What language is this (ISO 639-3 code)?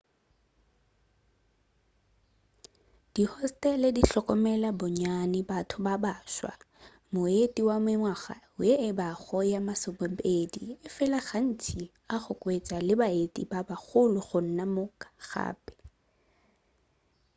nso